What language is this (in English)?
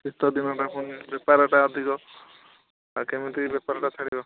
Odia